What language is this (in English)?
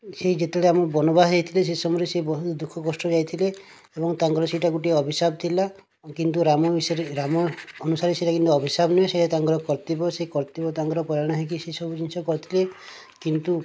Odia